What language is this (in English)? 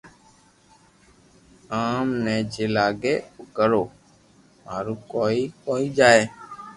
Loarki